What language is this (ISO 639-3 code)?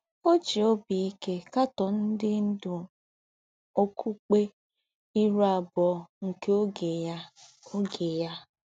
ibo